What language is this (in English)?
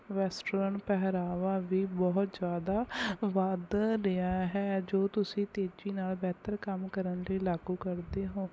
Punjabi